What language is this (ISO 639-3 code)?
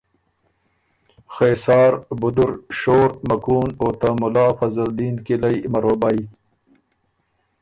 oru